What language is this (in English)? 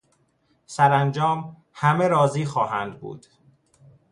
Persian